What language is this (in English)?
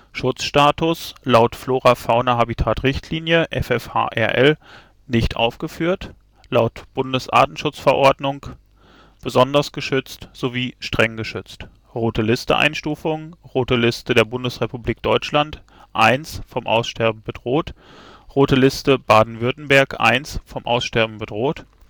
German